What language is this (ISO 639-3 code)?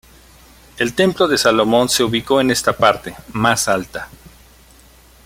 spa